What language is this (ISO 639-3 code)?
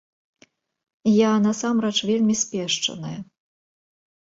bel